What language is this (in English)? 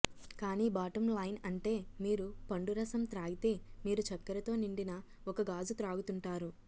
Telugu